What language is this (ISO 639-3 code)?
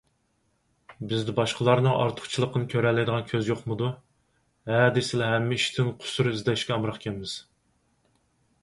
uig